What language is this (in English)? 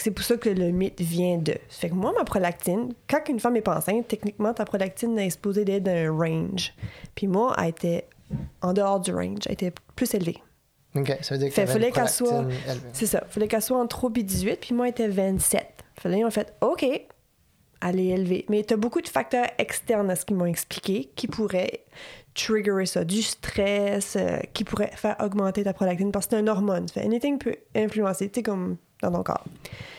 French